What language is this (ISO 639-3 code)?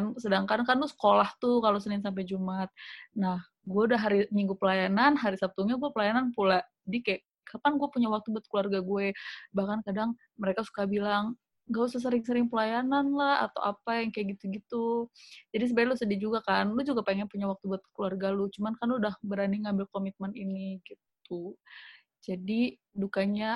ind